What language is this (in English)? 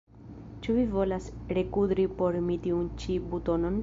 Esperanto